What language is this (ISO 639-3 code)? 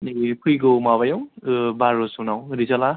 brx